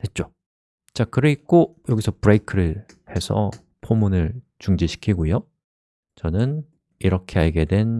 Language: Korean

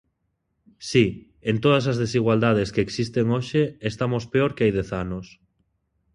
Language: Galician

